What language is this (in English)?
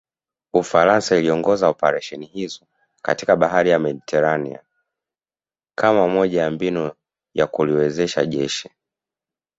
Swahili